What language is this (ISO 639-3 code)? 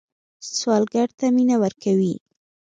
pus